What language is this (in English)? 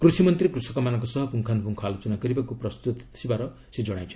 Odia